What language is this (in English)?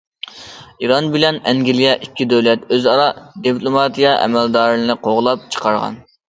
Uyghur